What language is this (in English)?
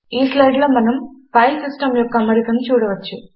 Telugu